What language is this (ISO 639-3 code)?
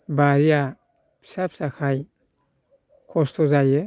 brx